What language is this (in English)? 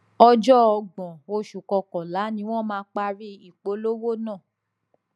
Yoruba